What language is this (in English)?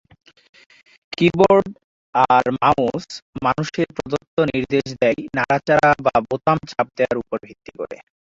Bangla